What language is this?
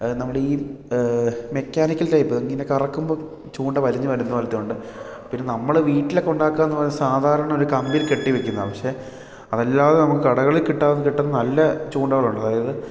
Malayalam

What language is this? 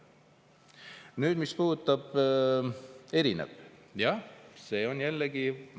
Estonian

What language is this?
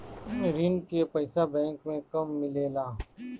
Bhojpuri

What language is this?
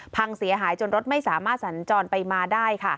Thai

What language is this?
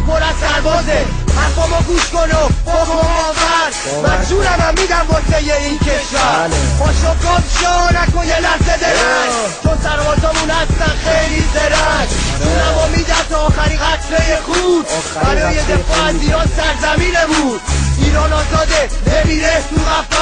Persian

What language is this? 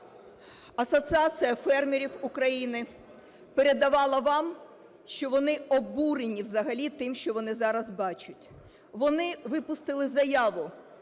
Ukrainian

